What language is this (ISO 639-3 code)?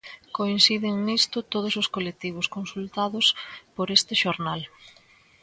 glg